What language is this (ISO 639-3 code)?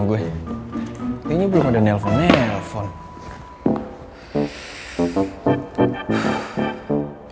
ind